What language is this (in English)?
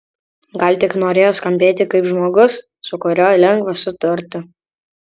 Lithuanian